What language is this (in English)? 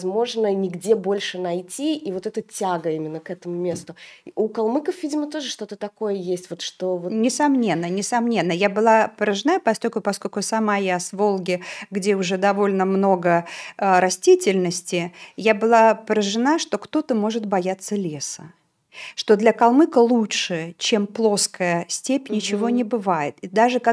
Russian